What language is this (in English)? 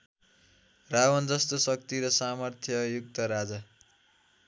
Nepali